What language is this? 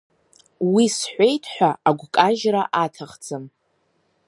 Abkhazian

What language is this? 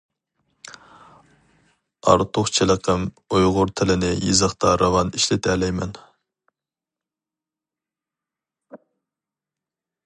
Uyghur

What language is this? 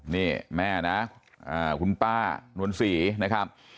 Thai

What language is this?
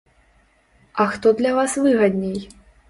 Belarusian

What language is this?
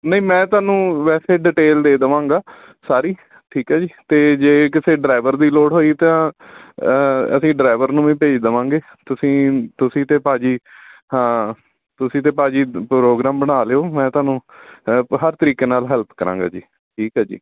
Punjabi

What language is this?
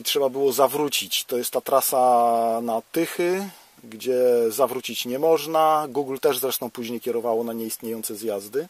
Polish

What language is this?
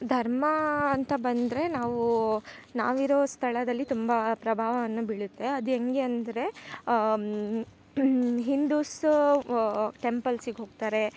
Kannada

